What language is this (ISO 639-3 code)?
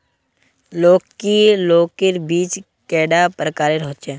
mag